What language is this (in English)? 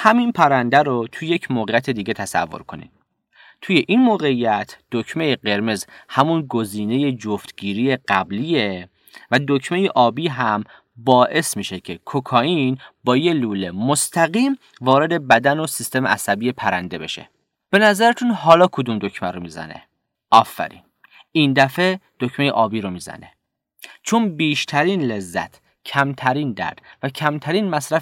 Persian